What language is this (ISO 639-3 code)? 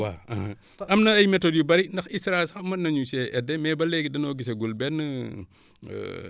wol